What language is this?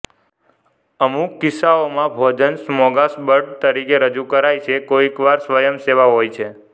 Gujarati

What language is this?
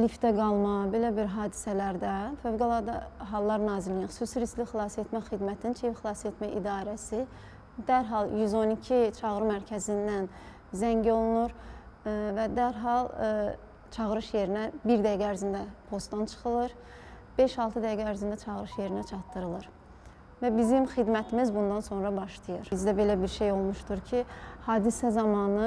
Turkish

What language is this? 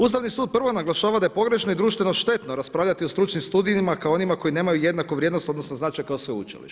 Croatian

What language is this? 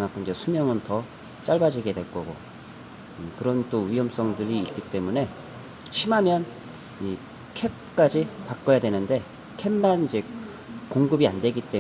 Korean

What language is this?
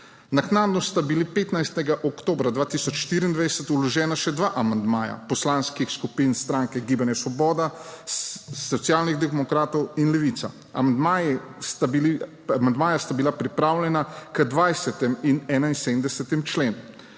Slovenian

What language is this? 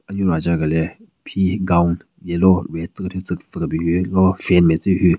Southern Rengma Naga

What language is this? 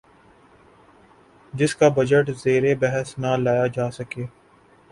Urdu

